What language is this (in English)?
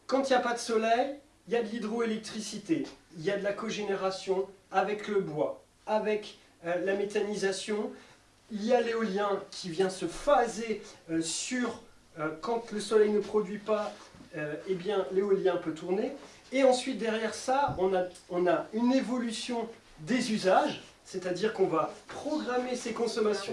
French